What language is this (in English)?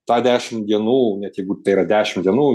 Lithuanian